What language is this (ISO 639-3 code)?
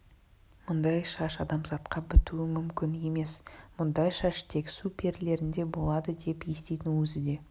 kaz